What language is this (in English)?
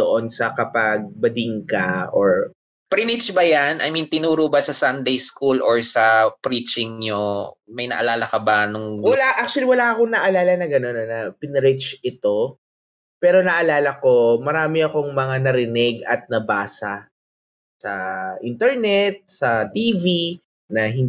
Filipino